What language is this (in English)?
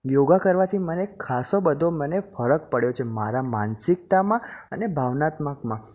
Gujarati